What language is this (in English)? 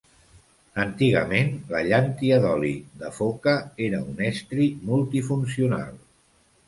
Catalan